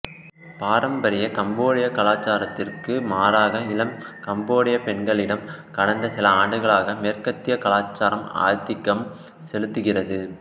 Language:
Tamil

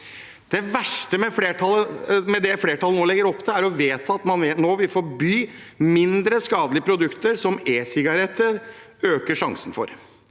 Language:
Norwegian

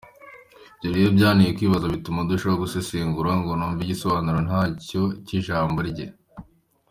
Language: Kinyarwanda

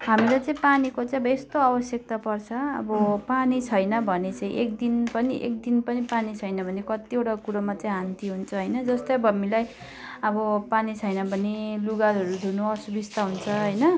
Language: Nepali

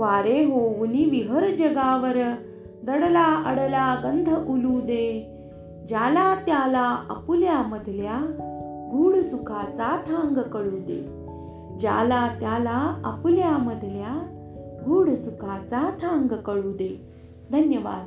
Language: Marathi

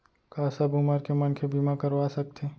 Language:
Chhattisgarhi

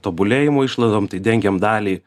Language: Lithuanian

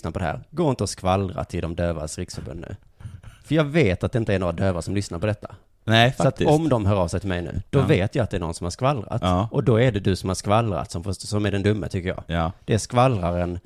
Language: Swedish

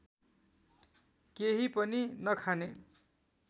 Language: Nepali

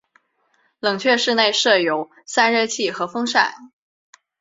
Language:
Chinese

